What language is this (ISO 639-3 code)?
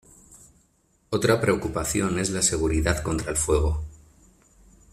spa